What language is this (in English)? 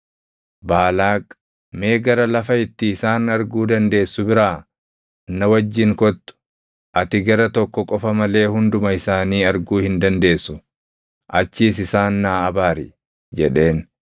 Oromo